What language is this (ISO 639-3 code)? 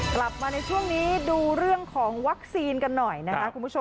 tha